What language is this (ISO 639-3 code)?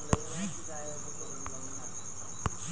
mar